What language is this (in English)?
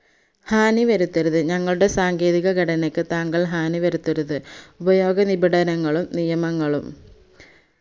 Malayalam